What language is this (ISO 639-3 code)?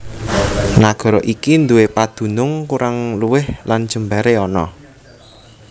jav